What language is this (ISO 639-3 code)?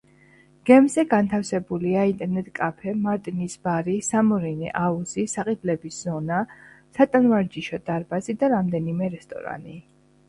kat